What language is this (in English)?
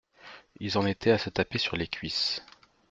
French